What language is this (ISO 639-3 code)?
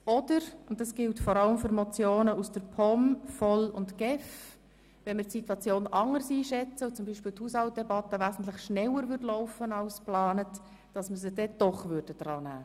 gsw